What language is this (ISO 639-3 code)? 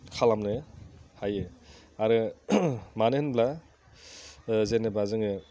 brx